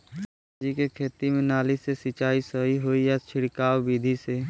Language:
Bhojpuri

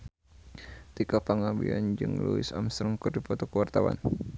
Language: Sundanese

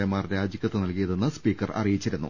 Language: Malayalam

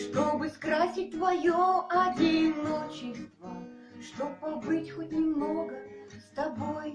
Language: Russian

